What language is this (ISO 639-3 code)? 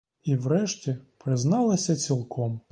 ukr